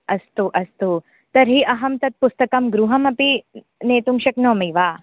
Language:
Sanskrit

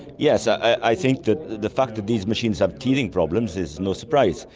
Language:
English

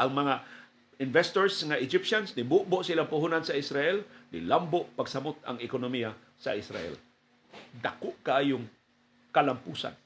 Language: Filipino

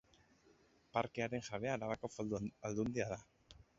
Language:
Basque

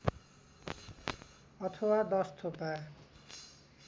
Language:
Nepali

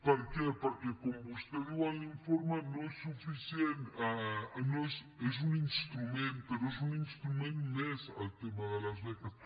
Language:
Catalan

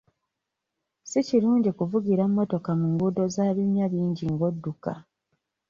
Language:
Ganda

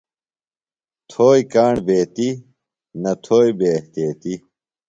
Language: Phalura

